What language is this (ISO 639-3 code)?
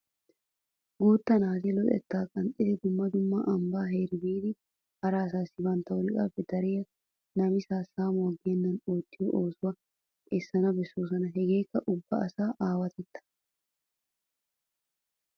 wal